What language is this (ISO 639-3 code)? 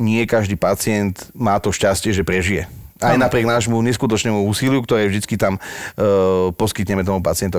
slk